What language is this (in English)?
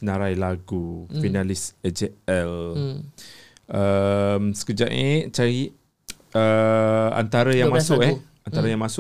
Malay